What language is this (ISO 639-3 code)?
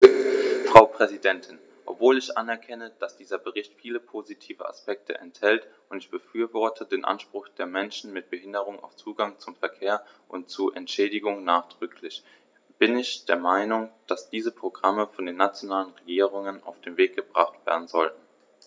deu